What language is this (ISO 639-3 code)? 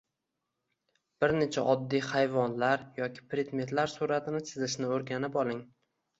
uzb